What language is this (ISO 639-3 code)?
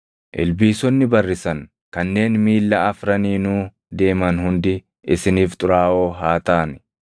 orm